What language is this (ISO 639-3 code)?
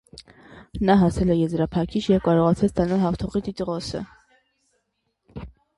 hye